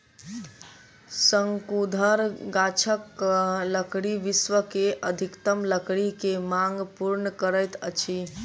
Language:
Maithili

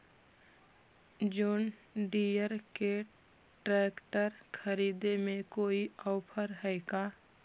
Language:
Magahi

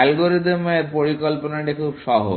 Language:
Bangla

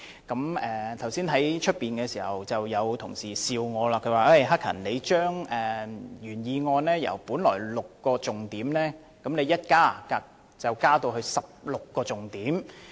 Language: Cantonese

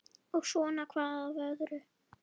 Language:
Icelandic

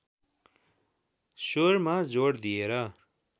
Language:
Nepali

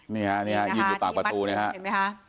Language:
Thai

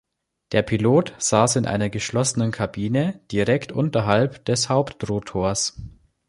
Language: German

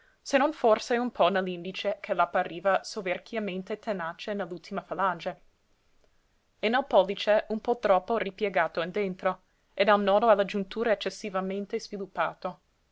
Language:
Italian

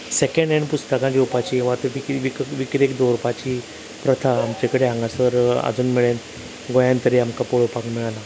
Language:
Konkani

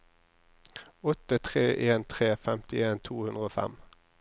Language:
Norwegian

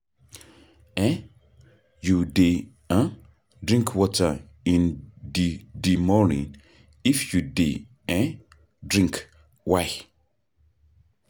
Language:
Nigerian Pidgin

